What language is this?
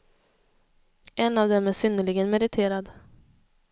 Swedish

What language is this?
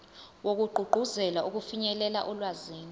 Zulu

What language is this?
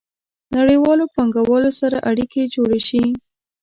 Pashto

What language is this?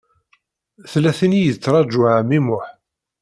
Kabyle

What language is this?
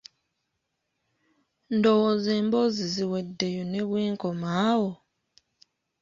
Ganda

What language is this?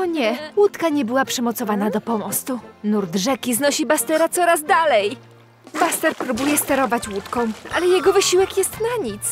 Polish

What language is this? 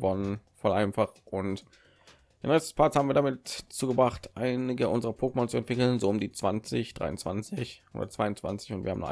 German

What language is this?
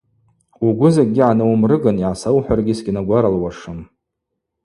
Abaza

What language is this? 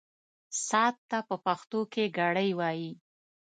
Pashto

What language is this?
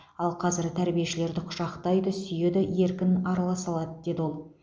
Kazakh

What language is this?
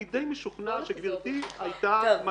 Hebrew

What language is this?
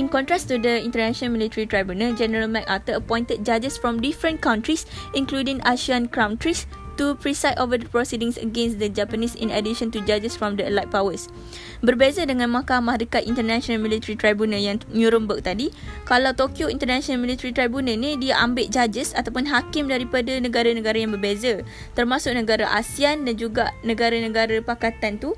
Malay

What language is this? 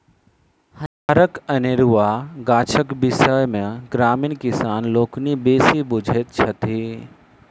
Maithili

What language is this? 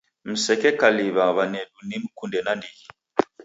Taita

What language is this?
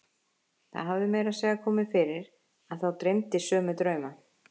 Icelandic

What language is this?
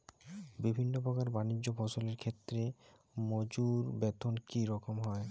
Bangla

